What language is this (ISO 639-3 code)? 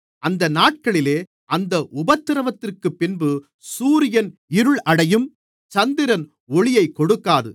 tam